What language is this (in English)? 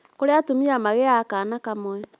Kikuyu